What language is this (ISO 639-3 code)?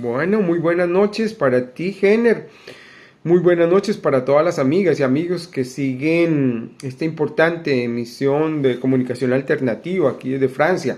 spa